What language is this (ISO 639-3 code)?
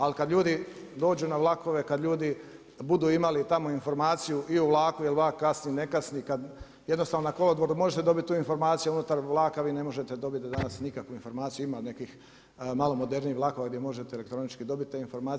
hrv